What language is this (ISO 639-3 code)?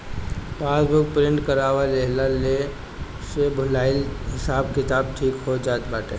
bho